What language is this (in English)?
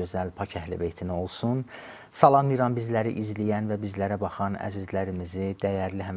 Turkish